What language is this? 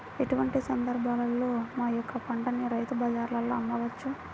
Telugu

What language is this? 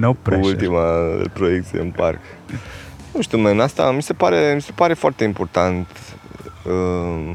Romanian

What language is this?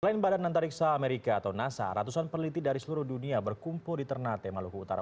Indonesian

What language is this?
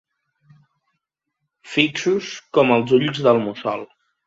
Catalan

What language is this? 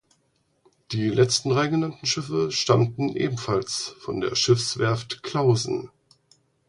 German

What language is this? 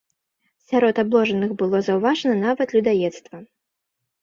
Belarusian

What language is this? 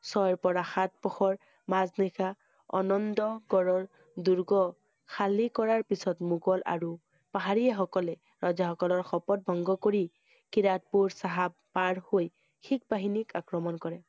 Assamese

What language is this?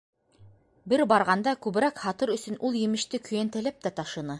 Bashkir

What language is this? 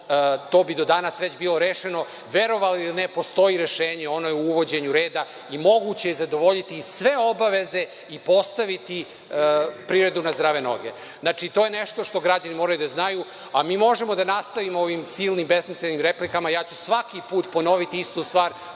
Serbian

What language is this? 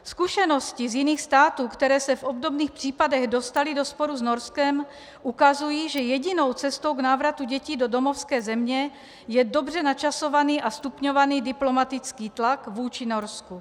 Czech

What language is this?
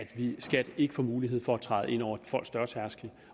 Danish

